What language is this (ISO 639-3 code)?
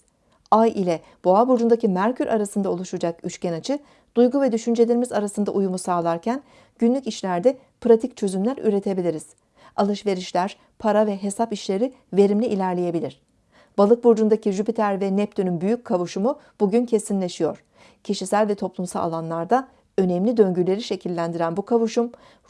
tur